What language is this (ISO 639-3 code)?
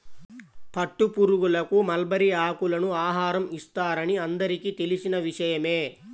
tel